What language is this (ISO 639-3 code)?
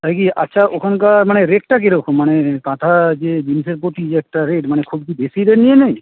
ben